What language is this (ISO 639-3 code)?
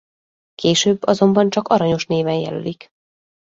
hun